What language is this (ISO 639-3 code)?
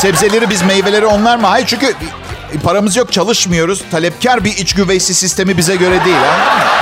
tur